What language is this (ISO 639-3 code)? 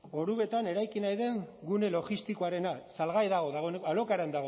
eus